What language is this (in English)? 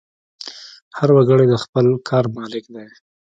Pashto